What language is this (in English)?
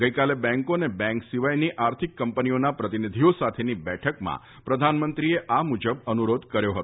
Gujarati